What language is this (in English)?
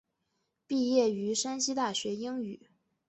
Chinese